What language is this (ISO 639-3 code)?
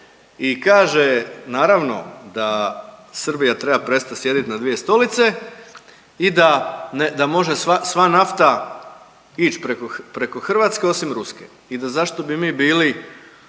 hrv